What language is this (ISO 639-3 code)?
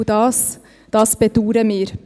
gsw